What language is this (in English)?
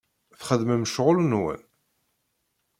Kabyle